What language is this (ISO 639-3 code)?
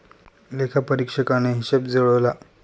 mar